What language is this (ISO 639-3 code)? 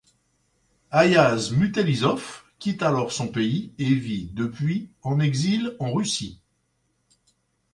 fra